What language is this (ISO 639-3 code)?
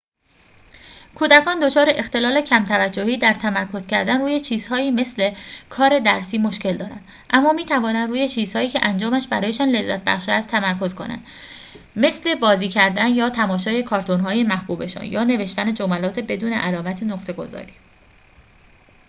fas